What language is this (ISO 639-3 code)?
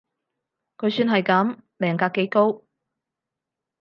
yue